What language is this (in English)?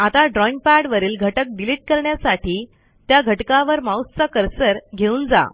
Marathi